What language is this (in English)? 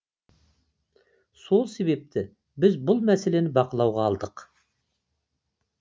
Kazakh